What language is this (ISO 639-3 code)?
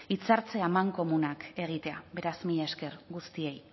eus